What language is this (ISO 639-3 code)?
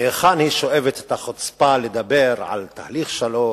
heb